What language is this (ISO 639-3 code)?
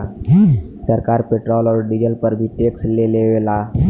bho